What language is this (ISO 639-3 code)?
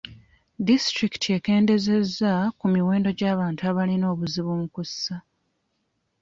lug